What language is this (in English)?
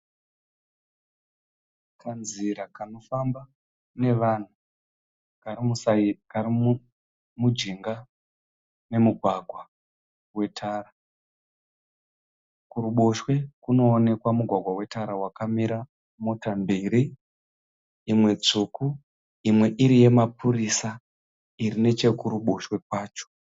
Shona